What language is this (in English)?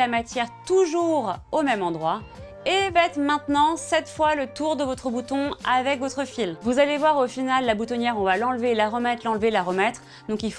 French